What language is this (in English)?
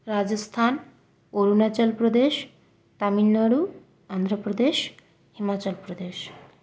Bangla